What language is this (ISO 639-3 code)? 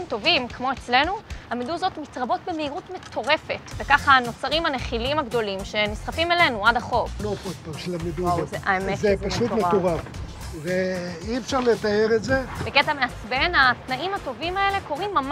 heb